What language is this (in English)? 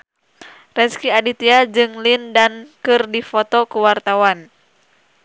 Sundanese